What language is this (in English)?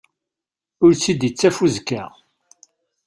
Kabyle